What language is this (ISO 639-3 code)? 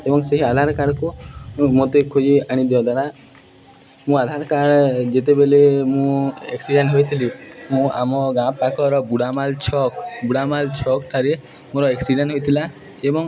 ori